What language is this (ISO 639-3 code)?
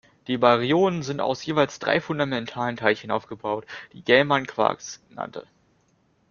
deu